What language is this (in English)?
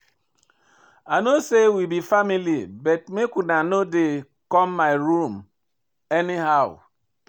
Nigerian Pidgin